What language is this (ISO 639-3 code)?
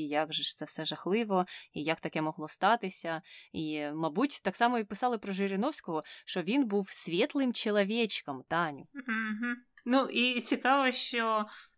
ukr